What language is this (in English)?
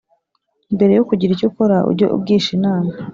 Kinyarwanda